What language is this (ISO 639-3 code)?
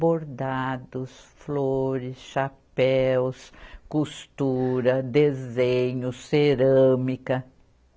por